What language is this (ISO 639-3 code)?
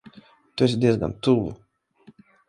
lav